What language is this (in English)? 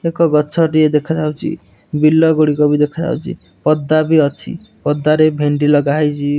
Odia